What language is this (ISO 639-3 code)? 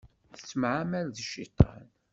kab